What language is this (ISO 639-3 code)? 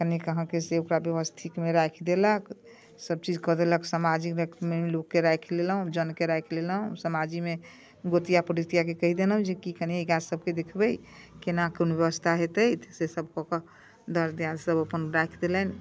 mai